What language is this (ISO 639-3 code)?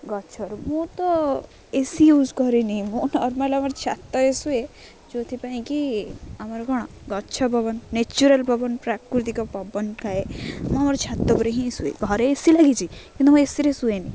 ori